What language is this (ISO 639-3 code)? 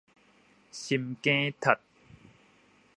nan